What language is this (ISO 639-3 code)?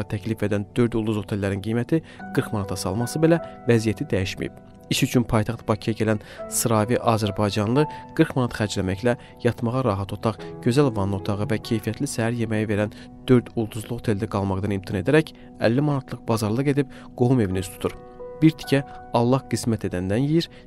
tur